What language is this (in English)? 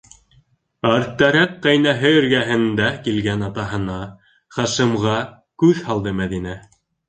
Bashkir